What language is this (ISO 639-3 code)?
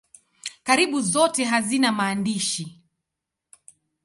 swa